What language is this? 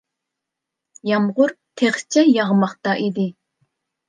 Uyghur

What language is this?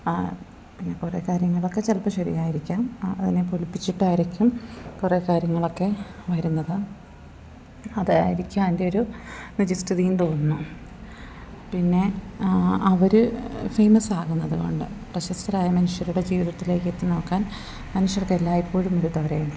Malayalam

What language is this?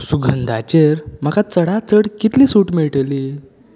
Konkani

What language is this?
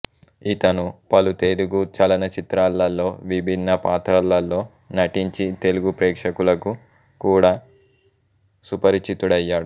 Telugu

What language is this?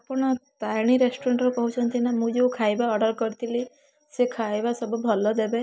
Odia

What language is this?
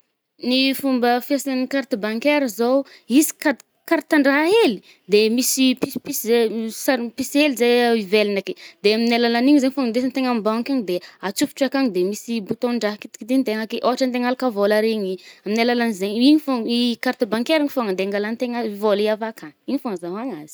Northern Betsimisaraka Malagasy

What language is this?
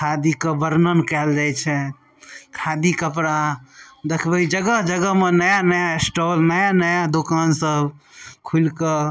Maithili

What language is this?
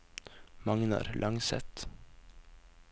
Norwegian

